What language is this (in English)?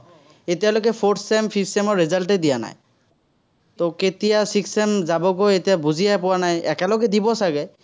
Assamese